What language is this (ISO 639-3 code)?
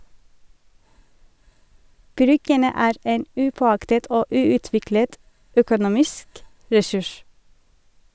nor